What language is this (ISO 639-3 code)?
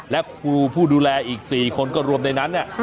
tha